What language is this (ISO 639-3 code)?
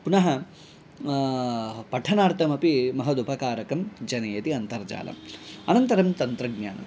san